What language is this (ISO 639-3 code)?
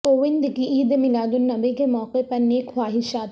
urd